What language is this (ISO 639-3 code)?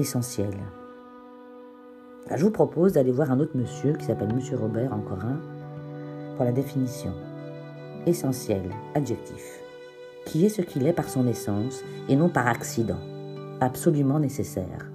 fra